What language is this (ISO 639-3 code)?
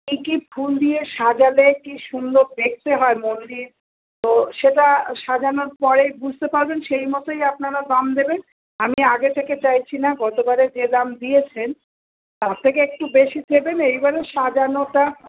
ben